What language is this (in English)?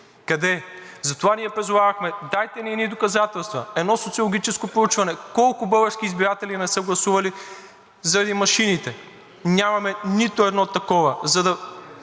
Bulgarian